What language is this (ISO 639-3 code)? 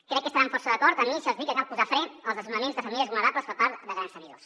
cat